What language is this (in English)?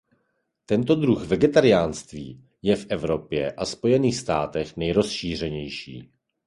Czech